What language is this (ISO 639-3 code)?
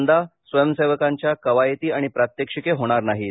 mar